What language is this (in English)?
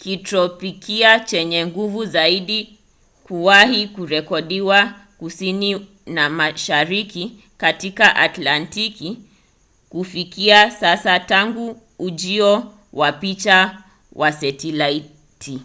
Swahili